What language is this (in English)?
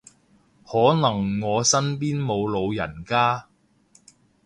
Cantonese